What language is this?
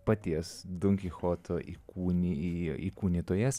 Lithuanian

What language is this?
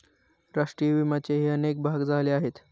Marathi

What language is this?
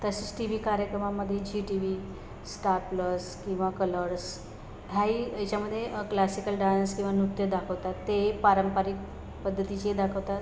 Marathi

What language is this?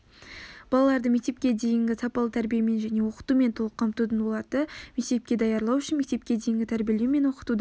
Kazakh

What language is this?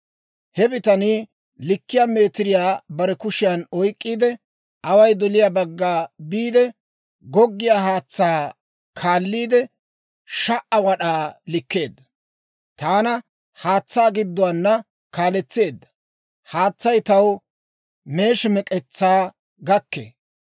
Dawro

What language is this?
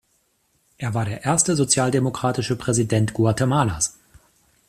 German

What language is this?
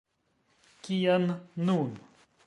Esperanto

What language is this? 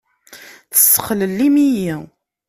Kabyle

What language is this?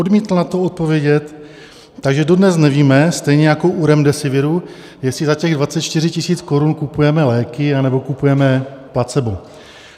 Czech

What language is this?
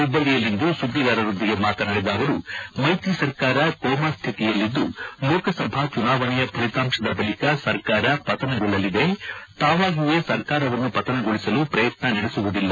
Kannada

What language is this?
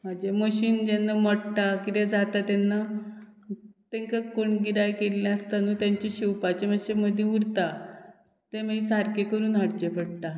Konkani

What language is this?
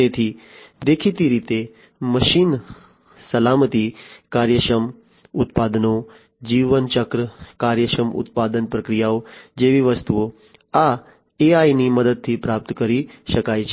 Gujarati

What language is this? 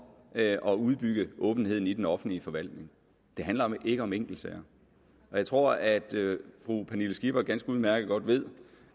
Danish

